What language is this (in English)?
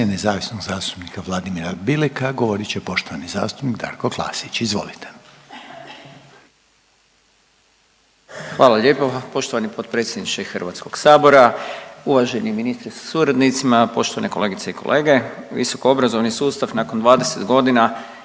Croatian